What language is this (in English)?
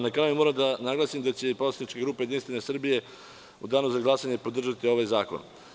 Serbian